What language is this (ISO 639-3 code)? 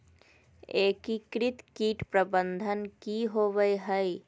mag